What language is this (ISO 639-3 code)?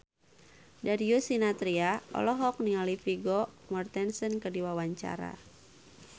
sun